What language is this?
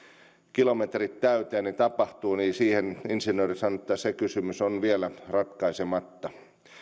Finnish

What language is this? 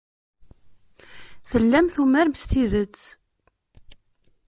Kabyle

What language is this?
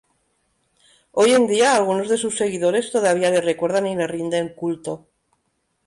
Spanish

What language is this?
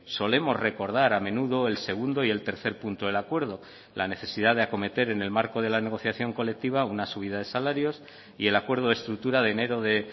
Spanish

